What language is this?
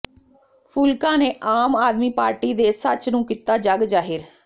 Punjabi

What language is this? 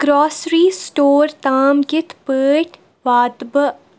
Kashmiri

